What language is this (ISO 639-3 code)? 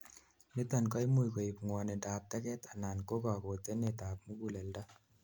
kln